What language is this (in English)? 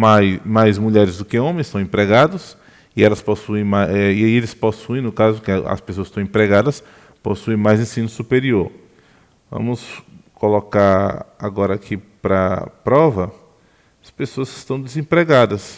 Portuguese